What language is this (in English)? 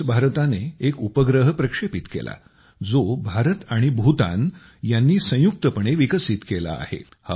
Marathi